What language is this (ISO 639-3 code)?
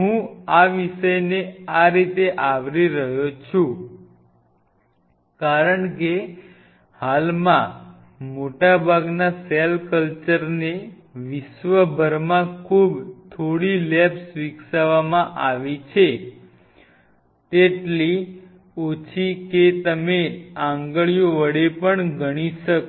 guj